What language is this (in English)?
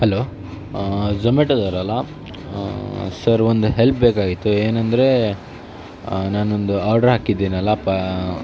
Kannada